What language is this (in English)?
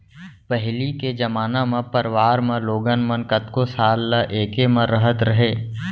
Chhattisgarhi